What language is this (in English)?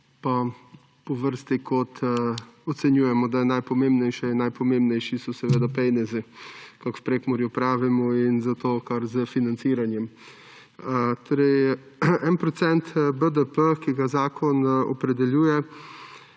Slovenian